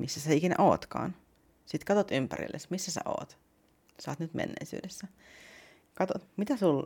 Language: Finnish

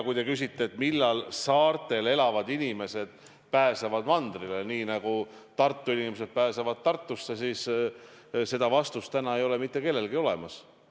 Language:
Estonian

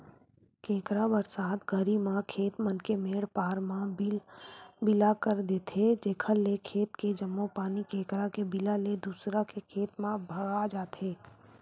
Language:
Chhattisgarhi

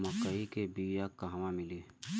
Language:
Bhojpuri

